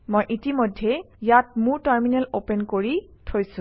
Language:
Assamese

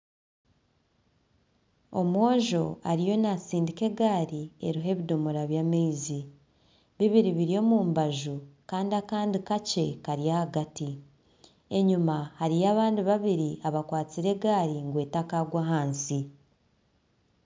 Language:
Nyankole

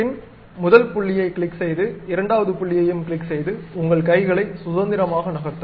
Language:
Tamil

